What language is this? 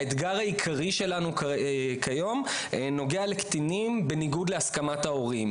Hebrew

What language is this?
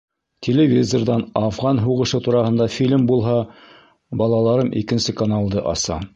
Bashkir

